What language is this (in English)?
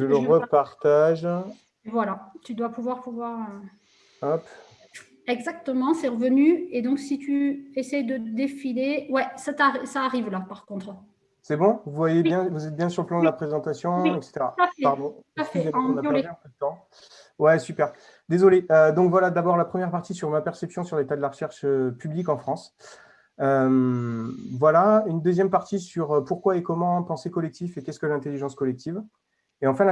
French